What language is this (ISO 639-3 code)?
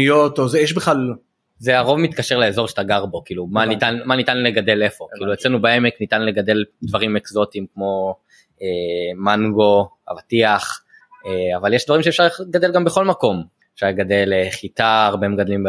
heb